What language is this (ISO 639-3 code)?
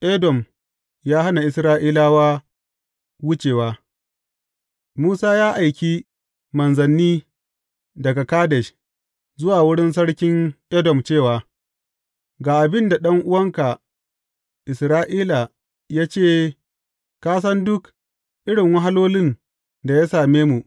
hau